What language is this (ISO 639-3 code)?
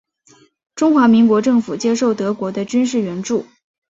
zho